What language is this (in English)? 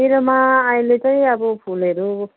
Nepali